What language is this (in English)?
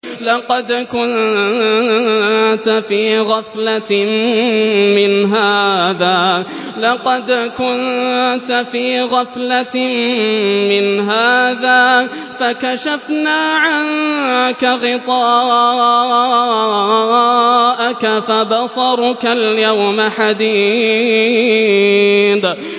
Arabic